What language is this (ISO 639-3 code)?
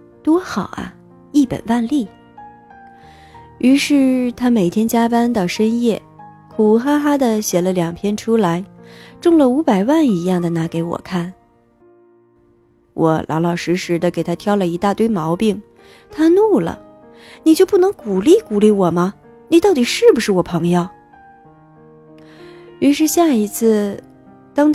zho